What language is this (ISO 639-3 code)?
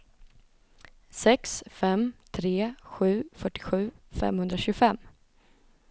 swe